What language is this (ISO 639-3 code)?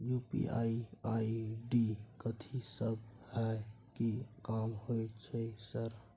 mai